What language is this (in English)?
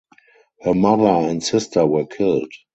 English